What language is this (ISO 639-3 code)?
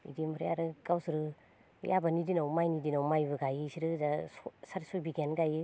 brx